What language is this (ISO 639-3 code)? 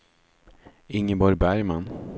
swe